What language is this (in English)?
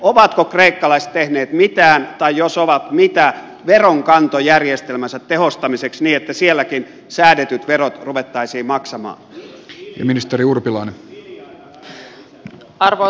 Finnish